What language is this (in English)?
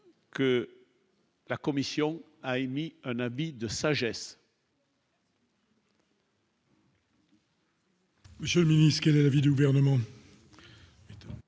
French